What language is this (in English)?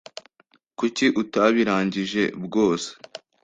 Kinyarwanda